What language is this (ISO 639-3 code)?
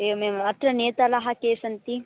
san